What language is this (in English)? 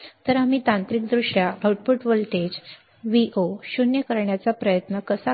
Marathi